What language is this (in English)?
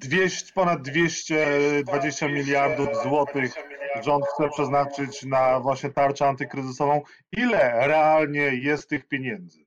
Polish